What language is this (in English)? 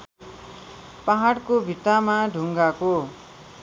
Nepali